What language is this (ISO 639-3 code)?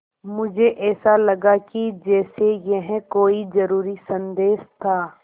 hin